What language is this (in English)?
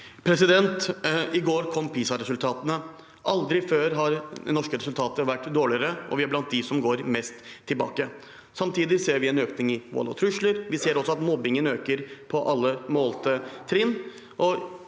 Norwegian